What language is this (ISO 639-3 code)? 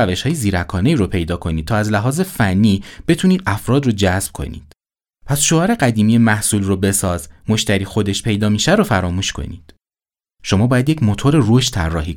fas